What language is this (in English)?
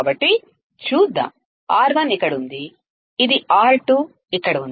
Telugu